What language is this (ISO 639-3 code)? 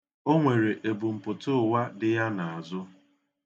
ibo